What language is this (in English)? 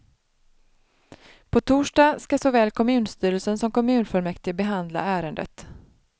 Swedish